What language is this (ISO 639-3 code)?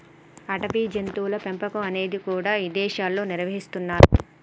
tel